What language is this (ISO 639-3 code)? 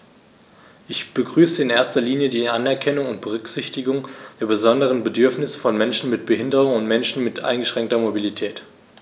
deu